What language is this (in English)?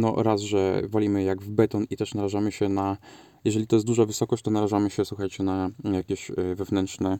Polish